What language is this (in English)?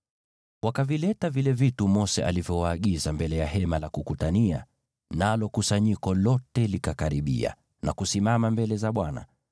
Swahili